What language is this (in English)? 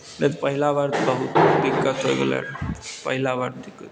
Maithili